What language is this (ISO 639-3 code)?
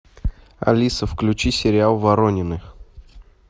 rus